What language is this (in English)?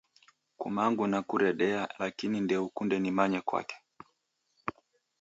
Taita